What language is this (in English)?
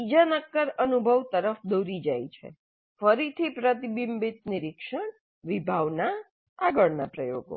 Gujarati